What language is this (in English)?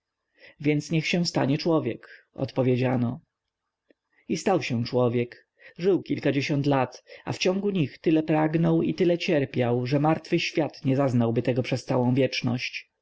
Polish